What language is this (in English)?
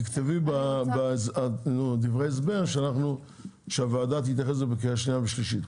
Hebrew